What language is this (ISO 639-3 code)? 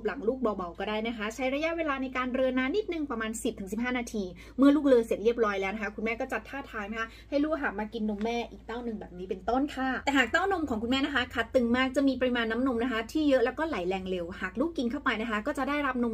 tha